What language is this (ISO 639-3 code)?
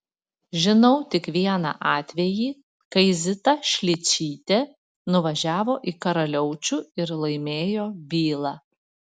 lit